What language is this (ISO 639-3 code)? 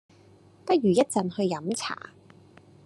yue